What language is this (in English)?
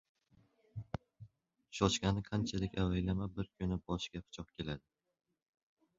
Uzbek